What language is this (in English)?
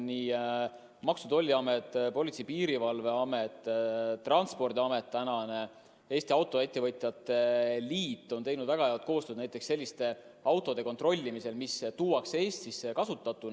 Estonian